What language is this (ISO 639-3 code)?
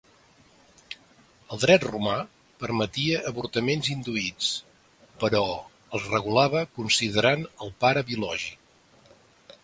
cat